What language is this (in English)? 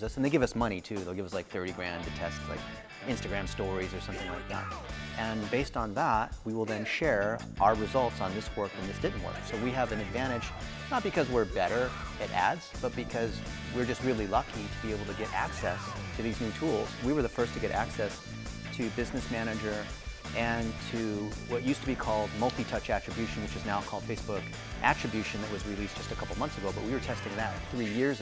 English